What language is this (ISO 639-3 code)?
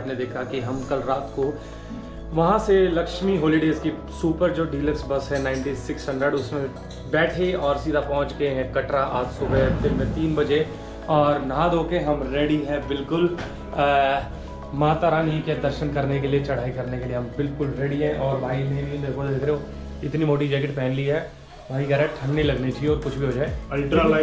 hin